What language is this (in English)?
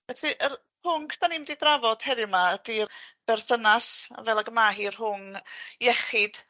Welsh